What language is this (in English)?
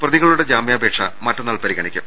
Malayalam